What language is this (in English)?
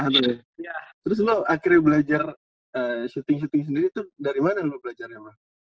Indonesian